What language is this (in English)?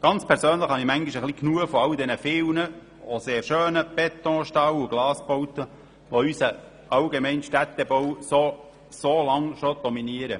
Swiss German